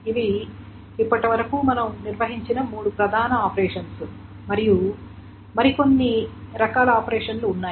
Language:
Telugu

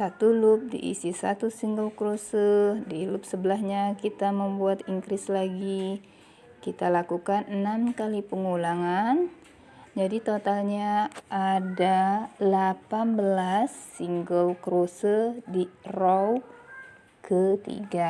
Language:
Indonesian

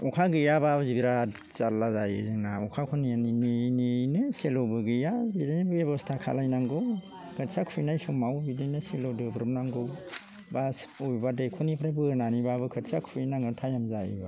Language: Bodo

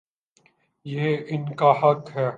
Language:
Urdu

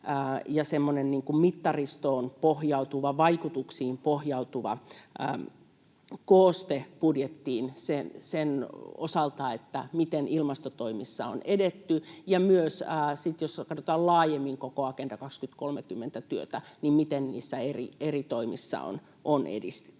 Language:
Finnish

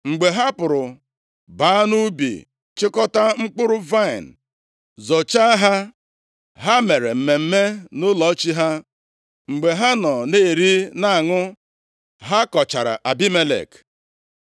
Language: Igbo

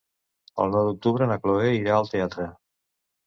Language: Catalan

